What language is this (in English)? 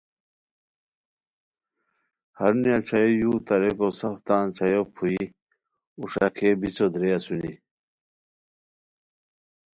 Khowar